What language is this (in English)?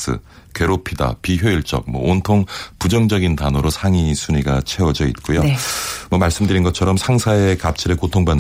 Korean